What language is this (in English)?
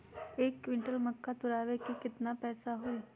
Magahi